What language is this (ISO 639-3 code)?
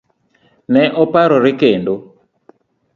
luo